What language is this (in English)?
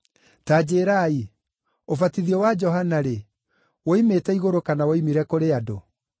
Kikuyu